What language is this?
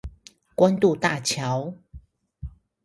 Chinese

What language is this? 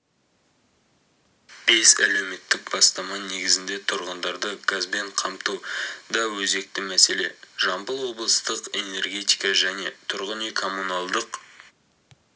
Kazakh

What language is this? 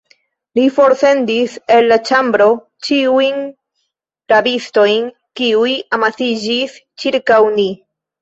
Esperanto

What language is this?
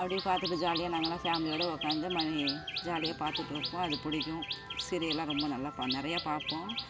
Tamil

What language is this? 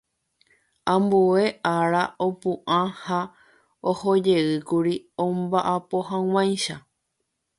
Guarani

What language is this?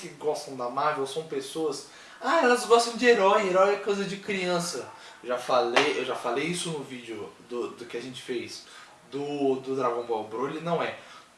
Portuguese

